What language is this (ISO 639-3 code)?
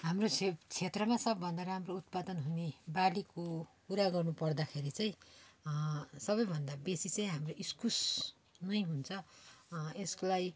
nep